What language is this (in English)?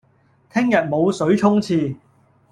Cantonese